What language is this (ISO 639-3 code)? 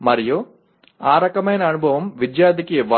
tel